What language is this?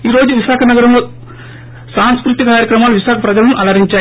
Telugu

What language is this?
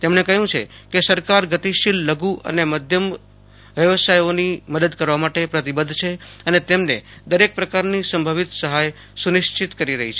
Gujarati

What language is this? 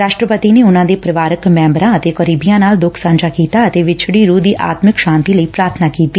Punjabi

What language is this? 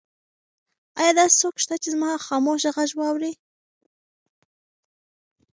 Pashto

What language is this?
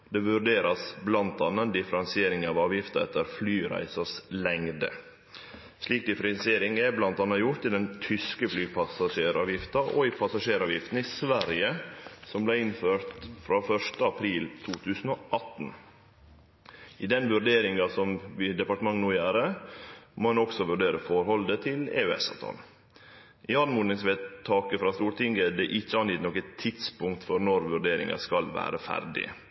Norwegian Nynorsk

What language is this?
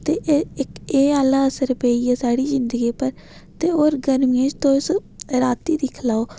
Dogri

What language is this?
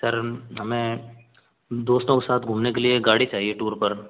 Hindi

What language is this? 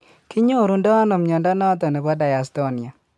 Kalenjin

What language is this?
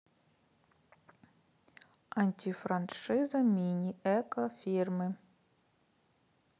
Russian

